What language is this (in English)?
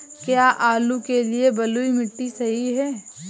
Hindi